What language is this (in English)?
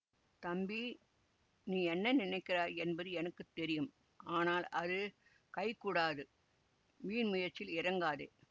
Tamil